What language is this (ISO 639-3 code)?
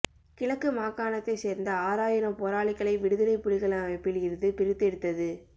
tam